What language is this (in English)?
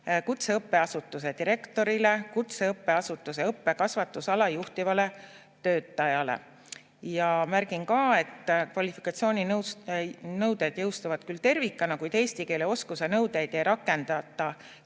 Estonian